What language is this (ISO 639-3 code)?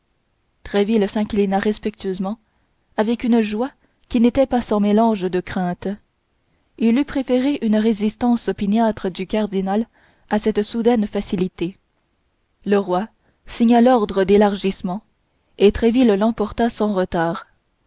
fra